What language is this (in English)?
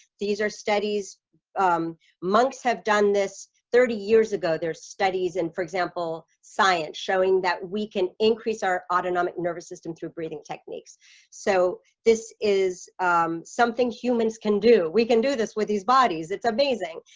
English